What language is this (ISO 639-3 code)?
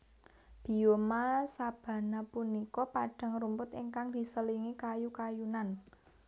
jav